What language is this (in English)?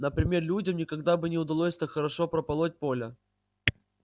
Russian